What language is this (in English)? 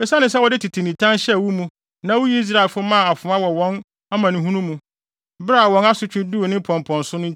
Akan